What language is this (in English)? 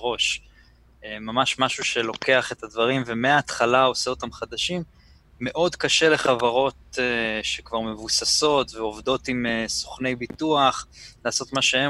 Hebrew